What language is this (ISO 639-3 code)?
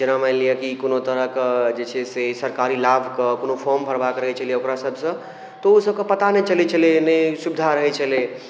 mai